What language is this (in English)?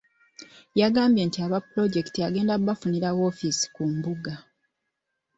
Ganda